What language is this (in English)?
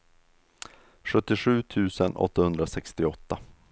Swedish